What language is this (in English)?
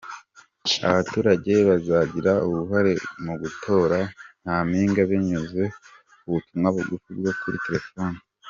Kinyarwanda